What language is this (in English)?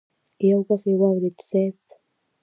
Pashto